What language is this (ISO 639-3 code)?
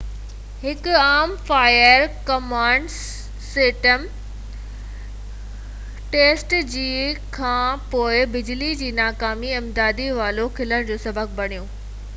snd